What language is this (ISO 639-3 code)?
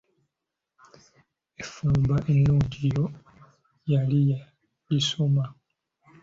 lug